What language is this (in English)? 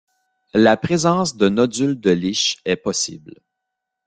French